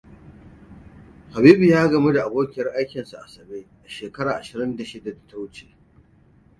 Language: Hausa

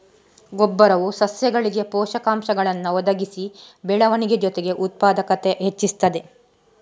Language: Kannada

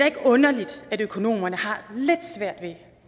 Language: Danish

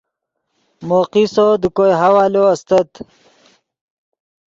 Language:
Yidgha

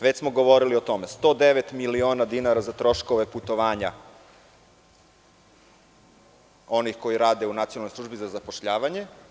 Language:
Serbian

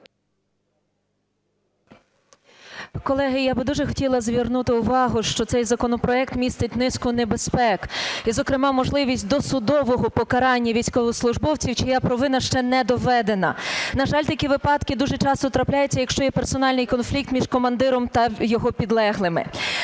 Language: Ukrainian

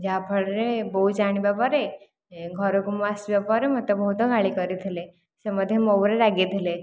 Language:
Odia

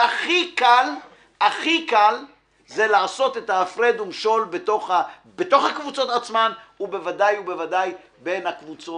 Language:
Hebrew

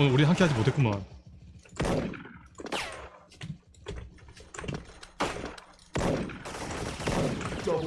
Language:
Korean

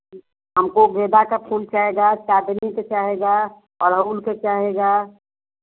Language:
Hindi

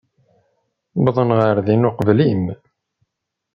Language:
Kabyle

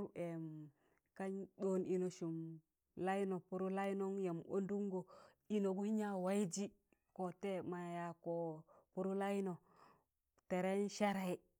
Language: Tangale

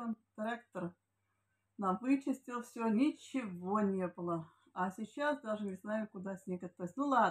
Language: Russian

